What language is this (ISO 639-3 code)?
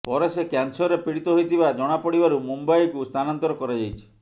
ori